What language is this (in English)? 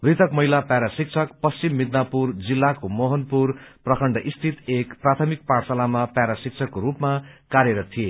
Nepali